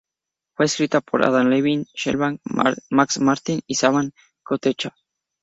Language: Spanish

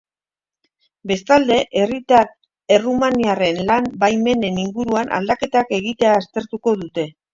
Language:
Basque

